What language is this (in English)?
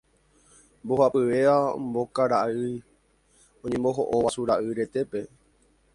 Guarani